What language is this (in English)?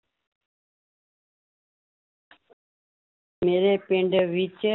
Punjabi